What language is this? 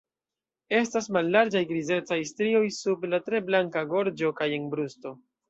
Esperanto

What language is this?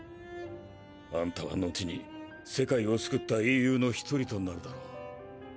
Japanese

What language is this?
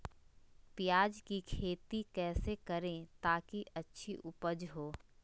Magahi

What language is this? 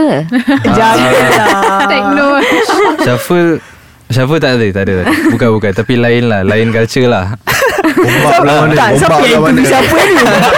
Malay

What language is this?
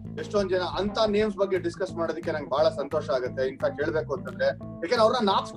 Kannada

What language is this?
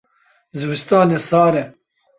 Kurdish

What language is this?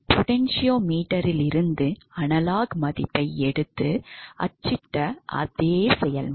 Tamil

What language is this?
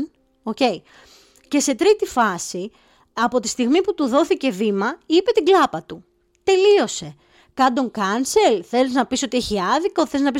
Greek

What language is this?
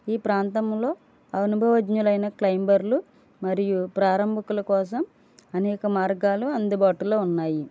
Telugu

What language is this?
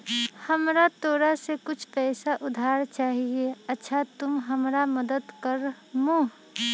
Magahi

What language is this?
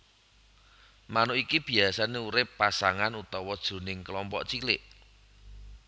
Javanese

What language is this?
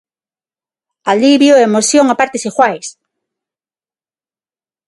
Galician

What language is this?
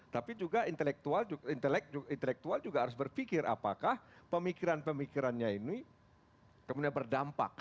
Indonesian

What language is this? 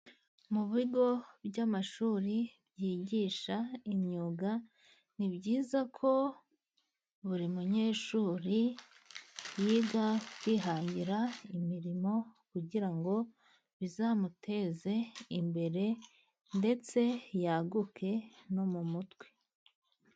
Kinyarwanda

